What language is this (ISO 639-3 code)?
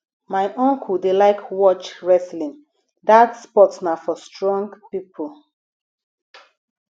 pcm